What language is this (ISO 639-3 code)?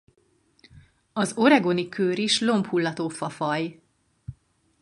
hun